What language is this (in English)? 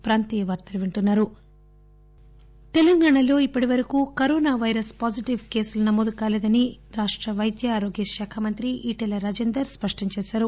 Telugu